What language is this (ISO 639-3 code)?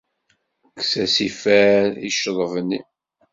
kab